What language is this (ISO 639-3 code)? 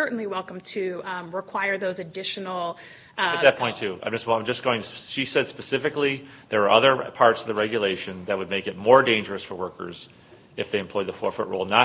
eng